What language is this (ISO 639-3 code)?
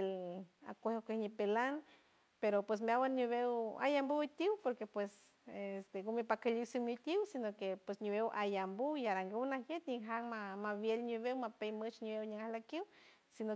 hue